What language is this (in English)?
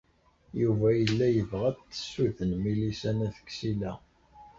Kabyle